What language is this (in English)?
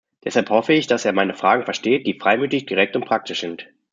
German